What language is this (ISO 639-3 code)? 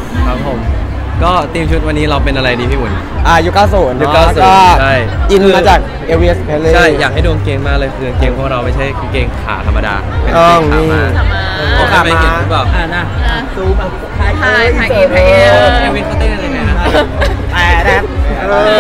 tha